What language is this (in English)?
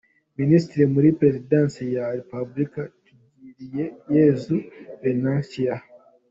Kinyarwanda